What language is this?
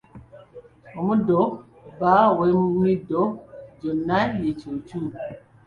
Ganda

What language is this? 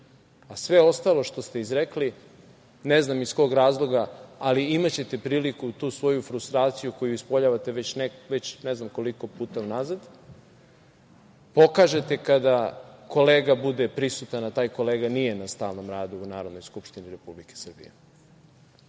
Serbian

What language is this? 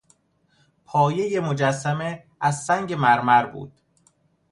Persian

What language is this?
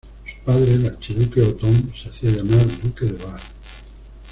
Spanish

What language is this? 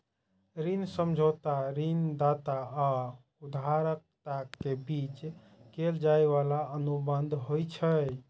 Maithili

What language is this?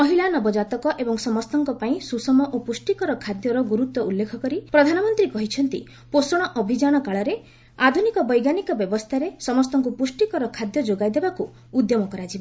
Odia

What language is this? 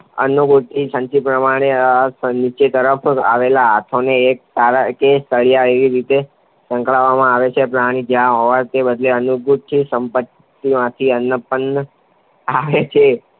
Gujarati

